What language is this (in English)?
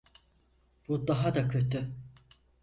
Turkish